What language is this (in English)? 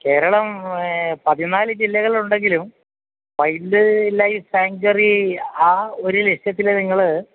Malayalam